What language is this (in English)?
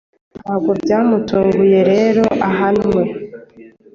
Kinyarwanda